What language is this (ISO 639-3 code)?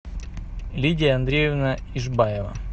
rus